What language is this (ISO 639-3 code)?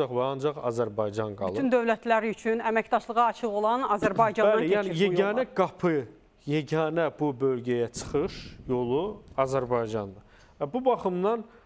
tur